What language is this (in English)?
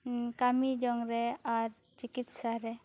Santali